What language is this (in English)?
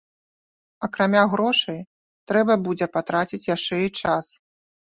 Belarusian